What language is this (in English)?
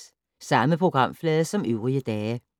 Danish